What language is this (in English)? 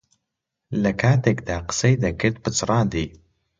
Central Kurdish